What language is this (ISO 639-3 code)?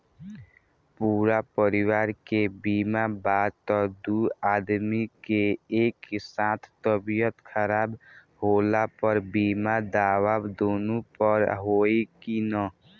bho